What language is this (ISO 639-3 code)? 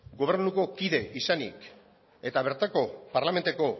eus